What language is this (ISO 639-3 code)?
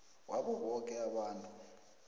nbl